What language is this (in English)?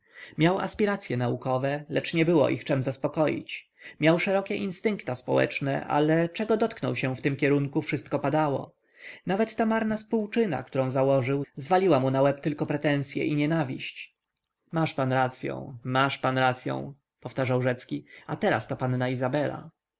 Polish